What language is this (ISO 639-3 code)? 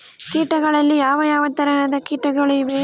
kan